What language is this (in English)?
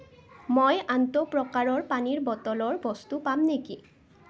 Assamese